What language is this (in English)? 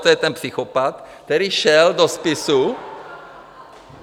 Czech